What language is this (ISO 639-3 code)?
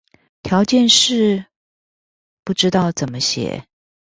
zho